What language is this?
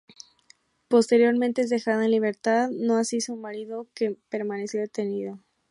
Spanish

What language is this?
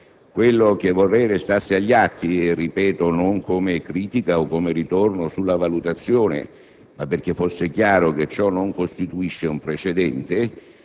Italian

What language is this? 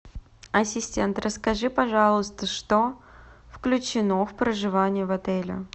Russian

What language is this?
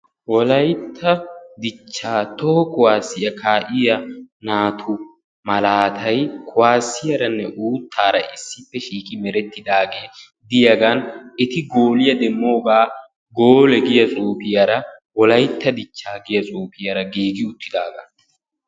Wolaytta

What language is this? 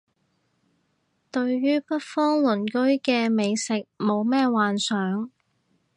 Cantonese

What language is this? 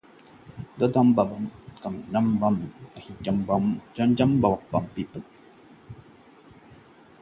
Hindi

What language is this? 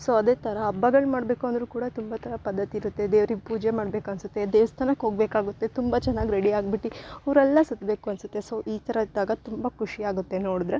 Kannada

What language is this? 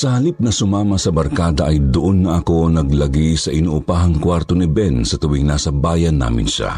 Filipino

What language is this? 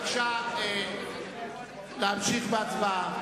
Hebrew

